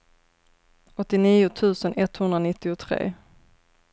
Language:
Swedish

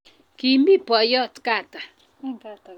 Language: Kalenjin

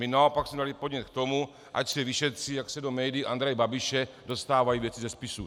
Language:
Czech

